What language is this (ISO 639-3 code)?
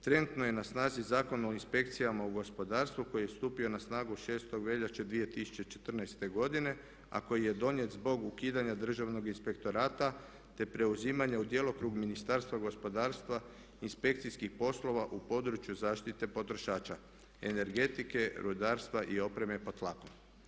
hrv